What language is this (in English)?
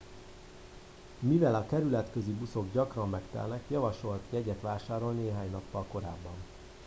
Hungarian